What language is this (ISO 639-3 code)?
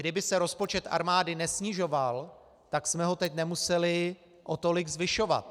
ces